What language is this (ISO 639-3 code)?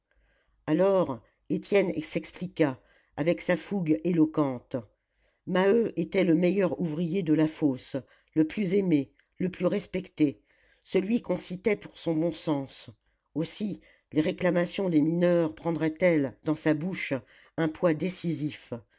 fra